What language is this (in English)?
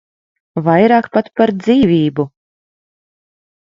Latvian